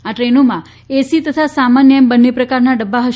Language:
Gujarati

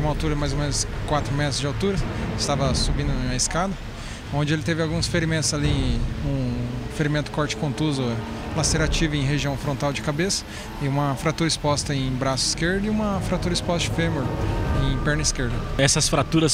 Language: Portuguese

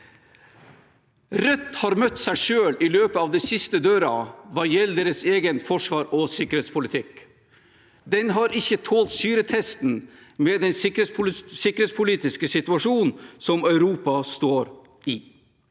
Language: Norwegian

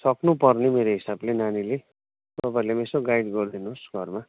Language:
Nepali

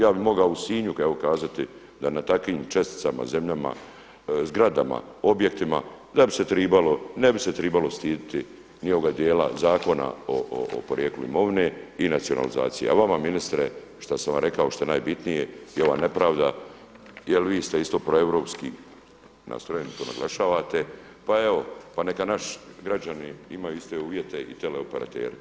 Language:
Croatian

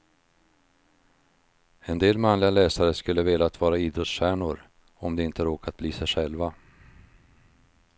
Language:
Swedish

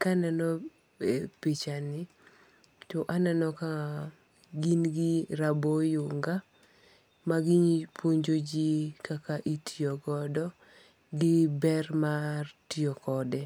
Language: Luo (Kenya and Tanzania)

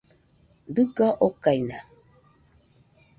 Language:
Nüpode Huitoto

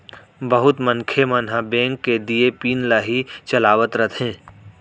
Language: Chhattisgarhi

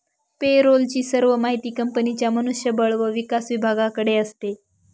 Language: Marathi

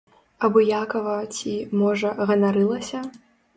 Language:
Belarusian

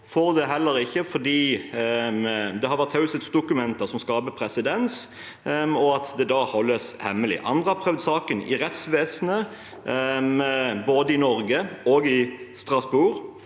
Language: Norwegian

